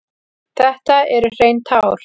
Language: Icelandic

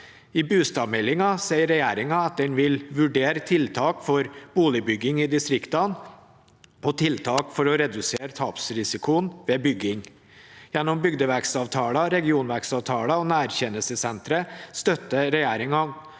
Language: Norwegian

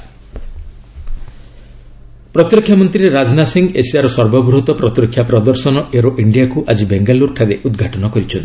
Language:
Odia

